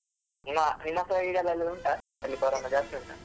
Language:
Kannada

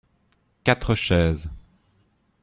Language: French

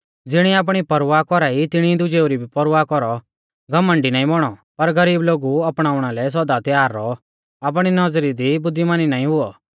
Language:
Mahasu Pahari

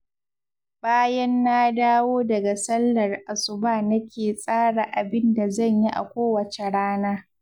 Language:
Hausa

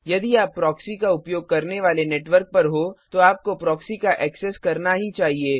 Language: Hindi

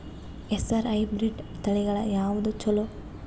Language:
Kannada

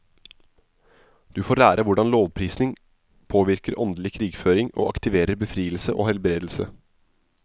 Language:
Norwegian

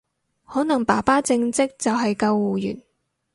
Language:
Cantonese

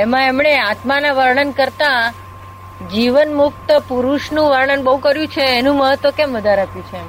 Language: Gujarati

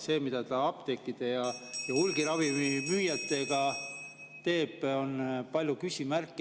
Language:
Estonian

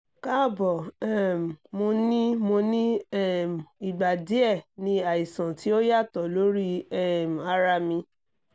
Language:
Yoruba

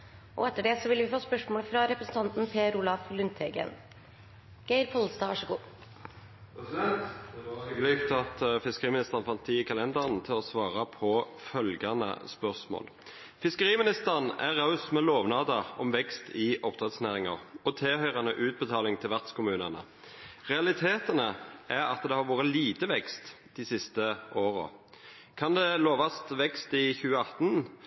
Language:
Norwegian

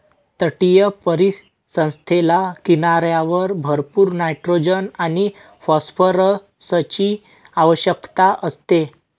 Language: Marathi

